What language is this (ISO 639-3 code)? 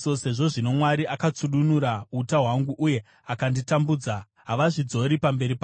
sna